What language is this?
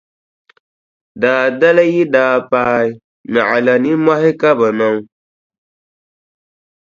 Dagbani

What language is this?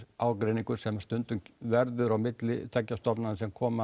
Icelandic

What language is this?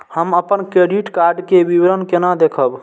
Maithili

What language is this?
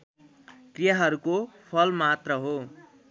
Nepali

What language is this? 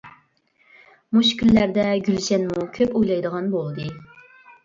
Uyghur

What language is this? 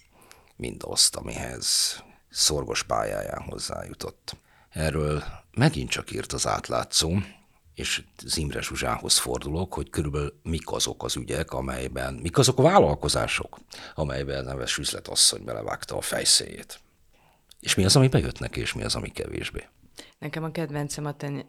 Hungarian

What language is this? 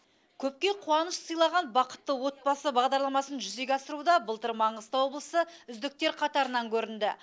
Kazakh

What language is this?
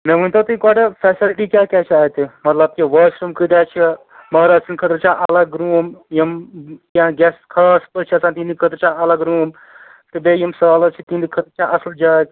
Kashmiri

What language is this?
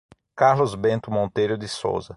Portuguese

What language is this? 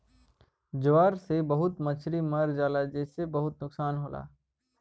Bhojpuri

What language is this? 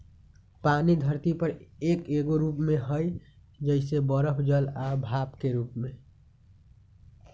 Magahi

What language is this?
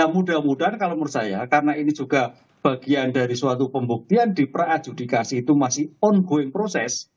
Indonesian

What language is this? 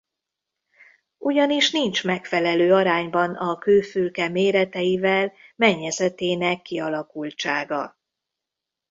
Hungarian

